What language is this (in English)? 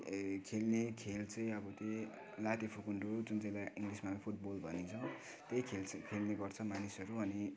Nepali